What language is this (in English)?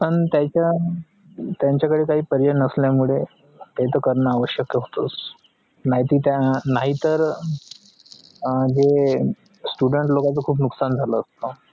Marathi